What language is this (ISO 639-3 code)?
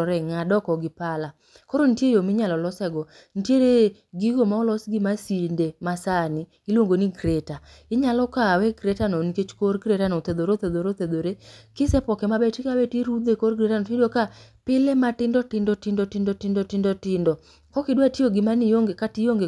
luo